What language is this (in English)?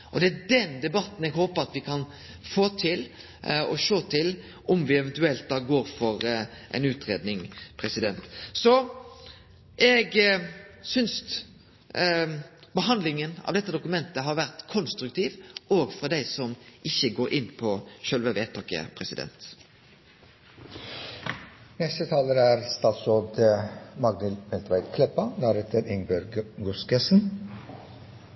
Norwegian Nynorsk